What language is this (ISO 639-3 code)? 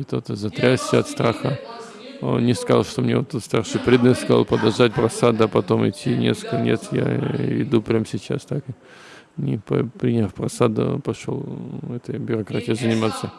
rus